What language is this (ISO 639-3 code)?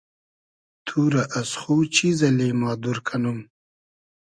haz